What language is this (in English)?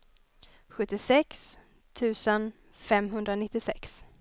Swedish